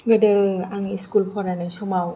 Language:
Bodo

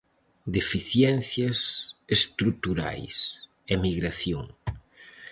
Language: Galician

